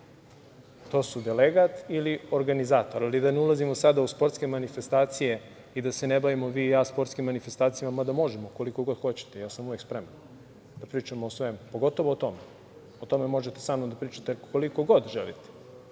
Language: Serbian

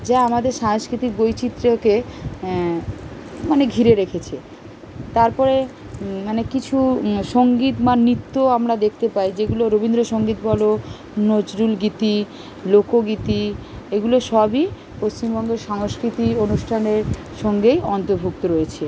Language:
Bangla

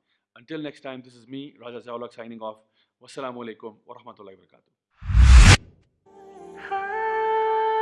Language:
Urdu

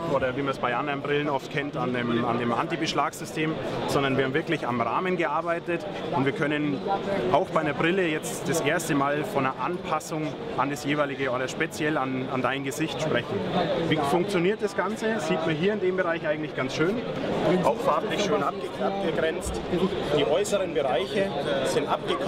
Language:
German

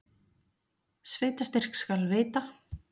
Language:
Icelandic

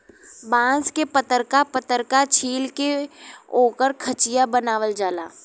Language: Bhojpuri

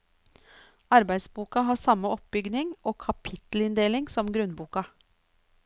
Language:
Norwegian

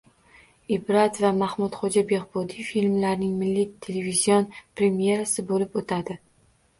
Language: Uzbek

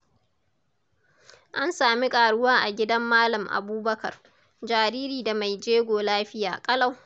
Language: Hausa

